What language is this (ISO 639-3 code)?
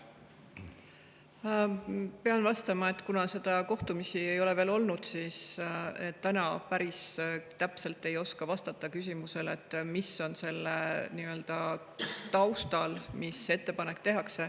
est